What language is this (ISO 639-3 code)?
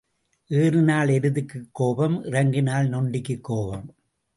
tam